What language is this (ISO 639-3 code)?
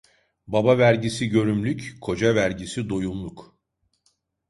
tur